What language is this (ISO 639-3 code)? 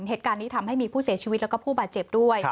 tha